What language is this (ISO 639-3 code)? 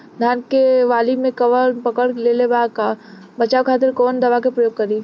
bho